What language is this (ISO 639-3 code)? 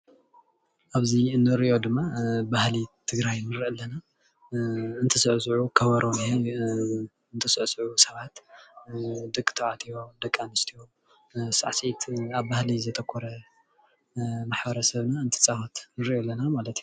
tir